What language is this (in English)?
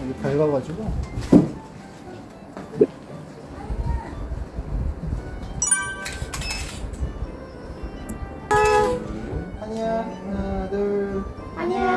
Korean